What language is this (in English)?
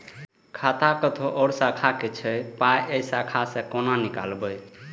Maithili